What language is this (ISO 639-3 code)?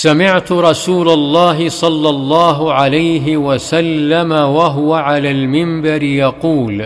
ara